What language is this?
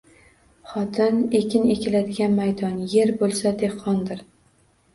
Uzbek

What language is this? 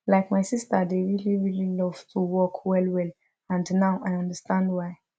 Nigerian Pidgin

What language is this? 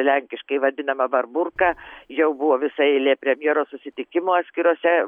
Lithuanian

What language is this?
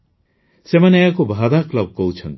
Odia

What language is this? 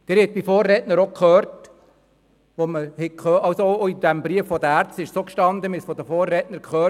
Swiss German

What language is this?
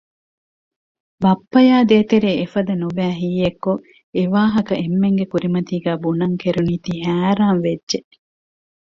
Divehi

